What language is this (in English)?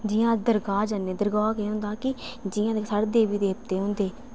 Dogri